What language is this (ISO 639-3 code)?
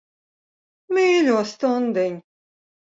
lav